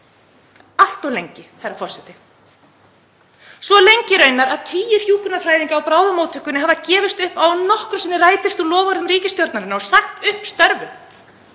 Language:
Icelandic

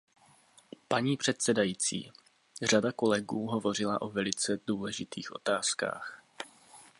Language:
Czech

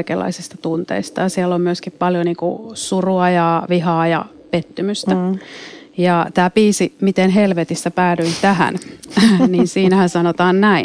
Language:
Finnish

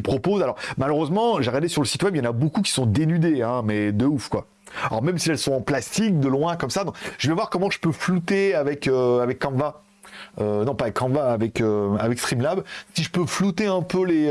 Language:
French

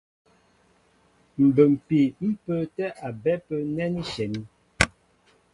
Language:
Mbo (Cameroon)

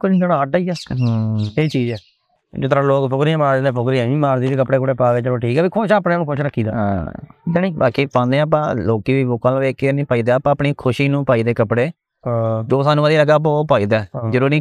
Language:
Punjabi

